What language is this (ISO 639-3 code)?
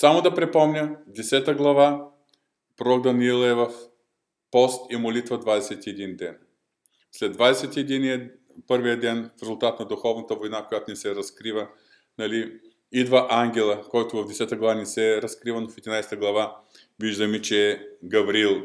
bul